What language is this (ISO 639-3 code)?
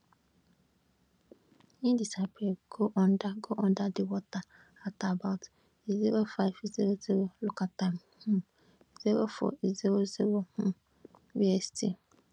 pcm